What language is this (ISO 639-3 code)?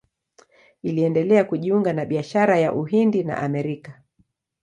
swa